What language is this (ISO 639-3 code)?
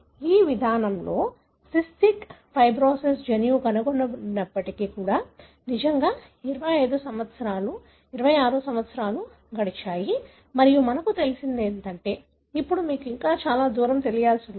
tel